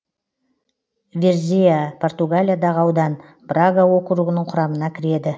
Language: Kazakh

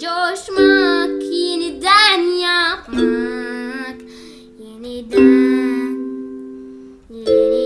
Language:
Turkish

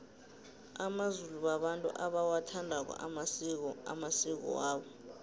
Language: South Ndebele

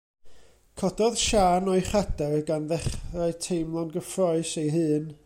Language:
Welsh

